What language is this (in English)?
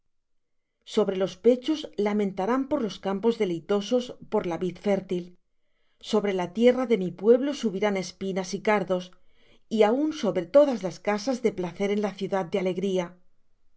Spanish